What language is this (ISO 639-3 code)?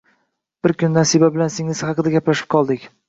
uzb